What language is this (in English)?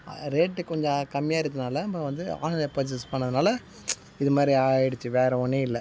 Tamil